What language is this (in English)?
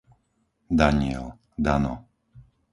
Slovak